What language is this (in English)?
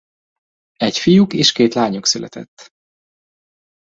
Hungarian